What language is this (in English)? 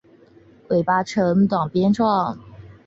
Chinese